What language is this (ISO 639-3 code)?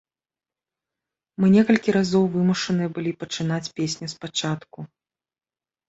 bel